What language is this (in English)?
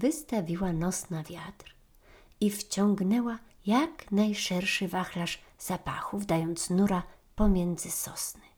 Polish